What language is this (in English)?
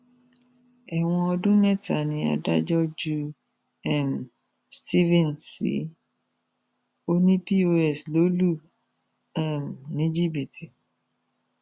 Yoruba